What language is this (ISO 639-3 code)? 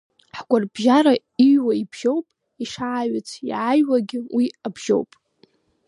abk